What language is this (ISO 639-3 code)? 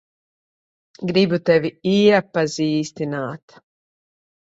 lav